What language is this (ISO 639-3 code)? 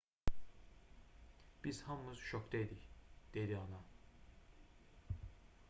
aze